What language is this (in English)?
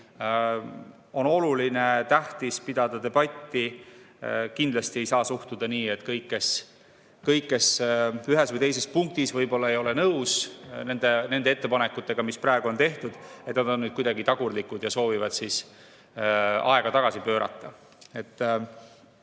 Estonian